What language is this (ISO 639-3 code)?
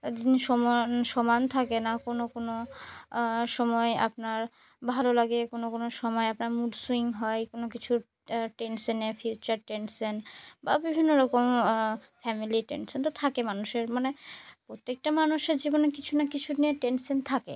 ben